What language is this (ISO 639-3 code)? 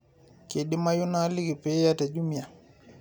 mas